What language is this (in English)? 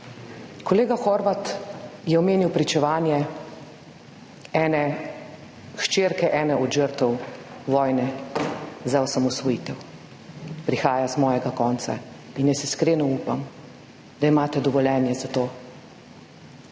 Slovenian